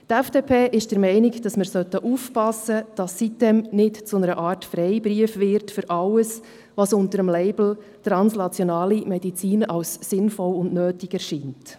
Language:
Swiss German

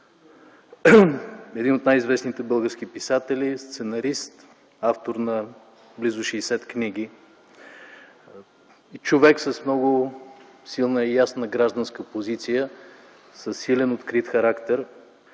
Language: Bulgarian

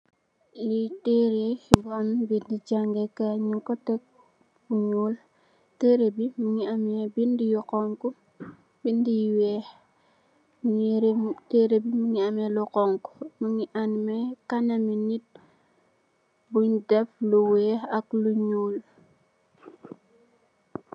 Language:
Wolof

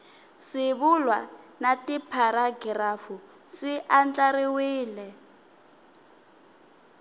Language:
Tsonga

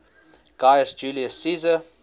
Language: English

